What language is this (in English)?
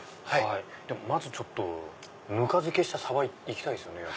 Japanese